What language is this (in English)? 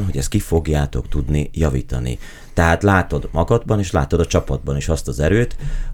Hungarian